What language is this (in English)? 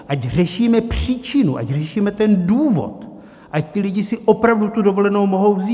Czech